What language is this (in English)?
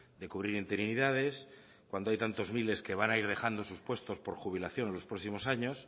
Spanish